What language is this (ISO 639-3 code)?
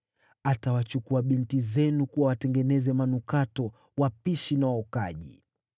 swa